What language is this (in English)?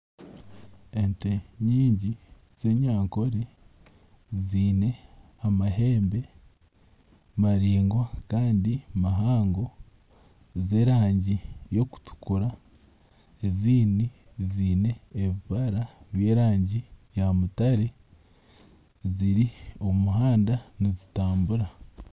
Nyankole